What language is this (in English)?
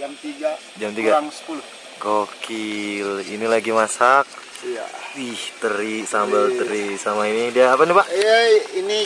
Indonesian